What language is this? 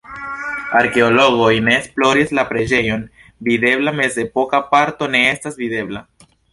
Esperanto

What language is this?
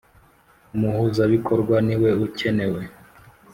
Kinyarwanda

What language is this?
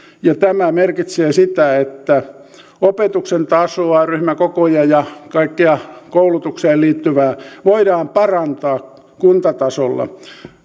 Finnish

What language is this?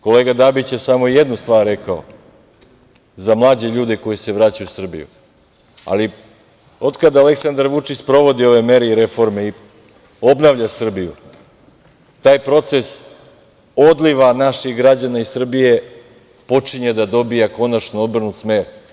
Serbian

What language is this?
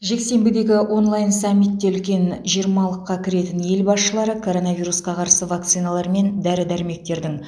Kazakh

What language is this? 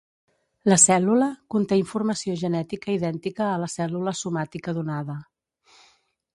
Catalan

